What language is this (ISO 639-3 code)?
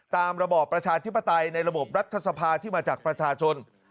tha